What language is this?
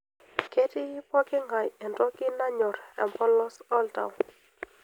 Masai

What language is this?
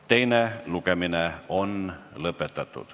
Estonian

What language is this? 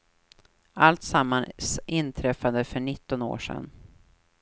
Swedish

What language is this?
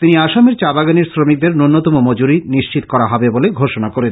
Bangla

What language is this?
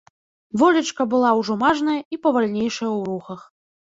Belarusian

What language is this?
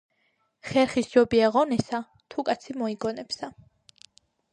Georgian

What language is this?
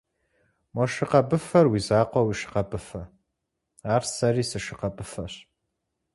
Kabardian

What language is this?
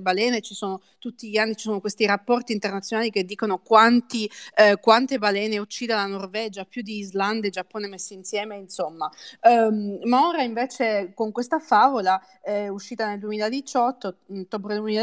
Italian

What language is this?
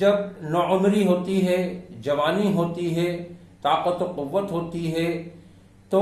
Urdu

